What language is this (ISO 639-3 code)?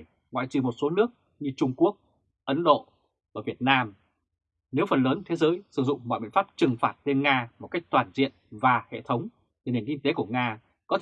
vie